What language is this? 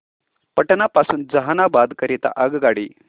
Marathi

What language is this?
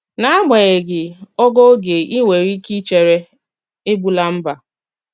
Igbo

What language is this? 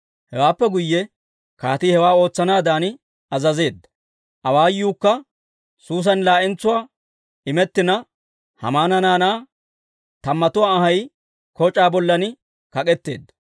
Dawro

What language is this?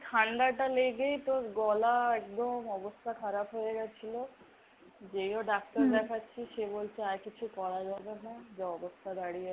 Bangla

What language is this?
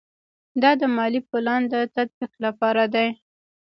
Pashto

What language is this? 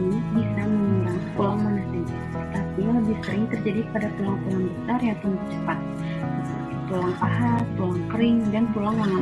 Indonesian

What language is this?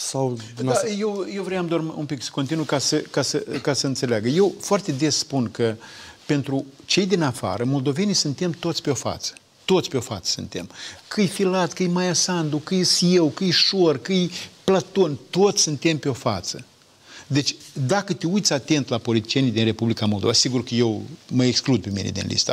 Romanian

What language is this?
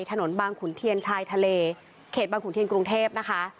Thai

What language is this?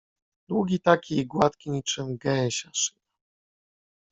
Polish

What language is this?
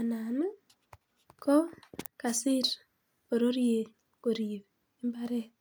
Kalenjin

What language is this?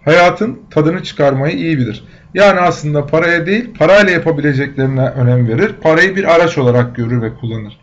Turkish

